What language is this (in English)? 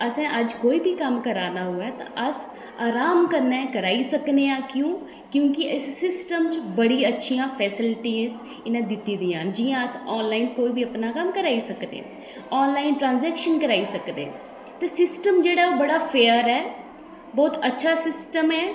Dogri